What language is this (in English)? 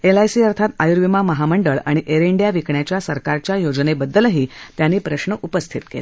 Marathi